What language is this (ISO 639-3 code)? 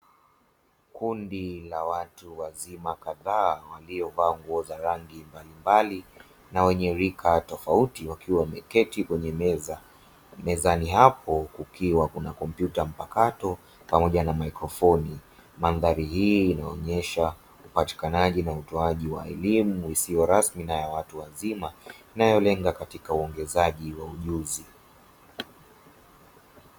swa